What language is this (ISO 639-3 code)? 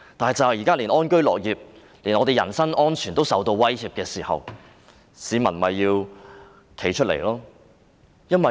yue